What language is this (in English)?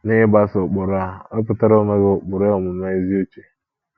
Igbo